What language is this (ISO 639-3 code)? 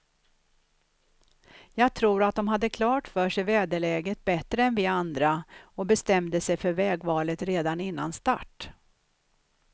swe